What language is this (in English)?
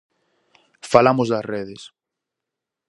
Galician